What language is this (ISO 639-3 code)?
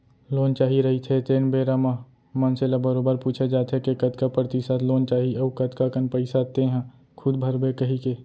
hne